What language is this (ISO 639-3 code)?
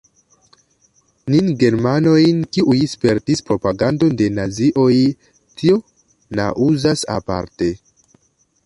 epo